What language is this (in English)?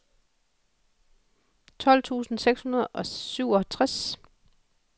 Danish